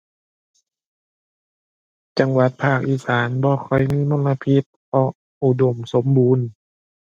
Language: Thai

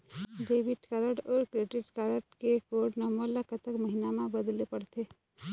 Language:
Chhattisgarhi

